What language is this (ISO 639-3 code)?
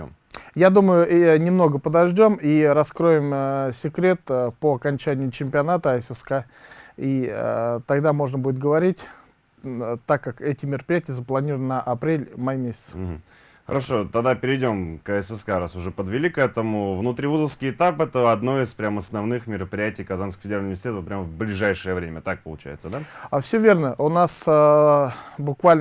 rus